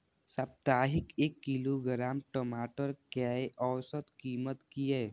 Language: Maithili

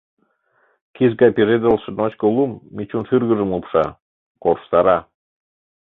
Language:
Mari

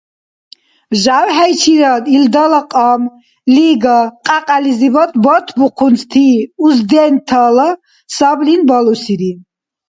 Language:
Dargwa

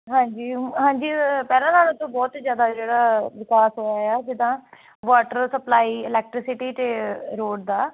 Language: Punjabi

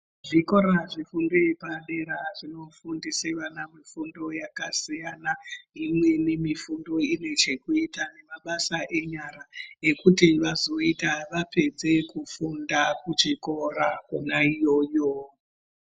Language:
Ndau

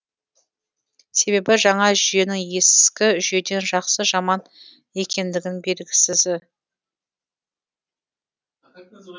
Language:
Kazakh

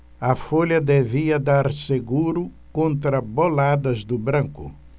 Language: Portuguese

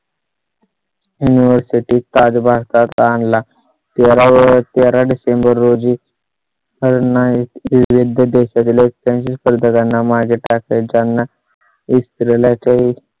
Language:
Marathi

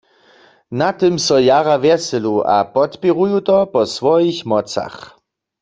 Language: Upper Sorbian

